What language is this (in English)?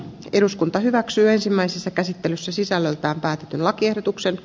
Finnish